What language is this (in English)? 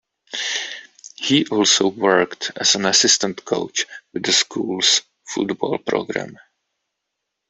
English